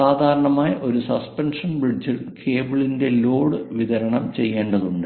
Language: Malayalam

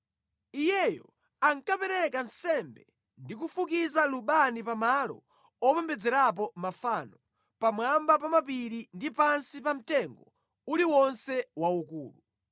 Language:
Nyanja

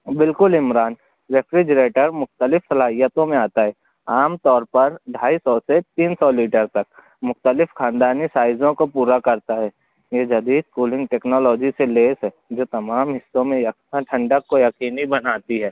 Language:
Urdu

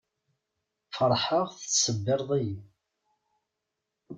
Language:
Kabyle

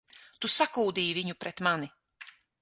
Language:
Latvian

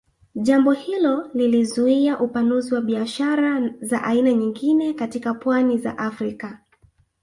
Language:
Swahili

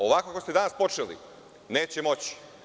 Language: Serbian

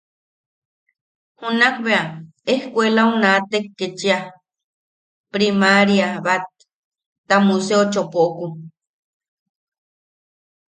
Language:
Yaqui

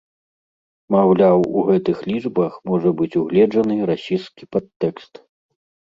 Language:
Belarusian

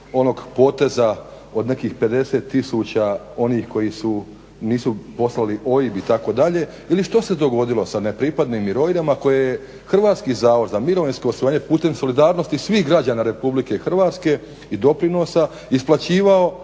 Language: Croatian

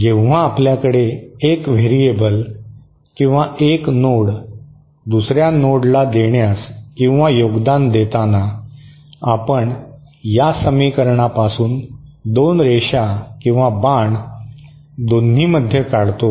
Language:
Marathi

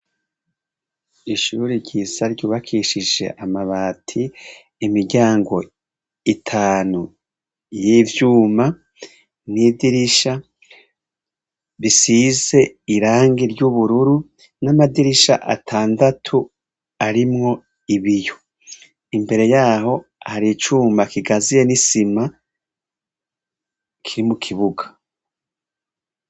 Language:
Rundi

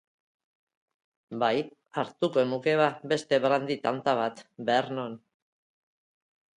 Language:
Basque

